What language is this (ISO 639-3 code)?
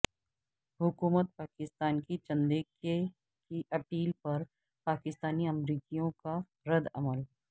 urd